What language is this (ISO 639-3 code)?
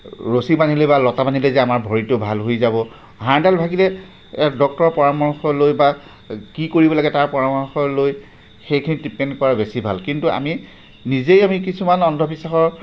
asm